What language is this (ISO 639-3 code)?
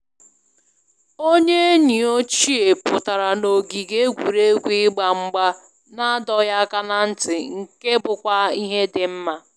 ibo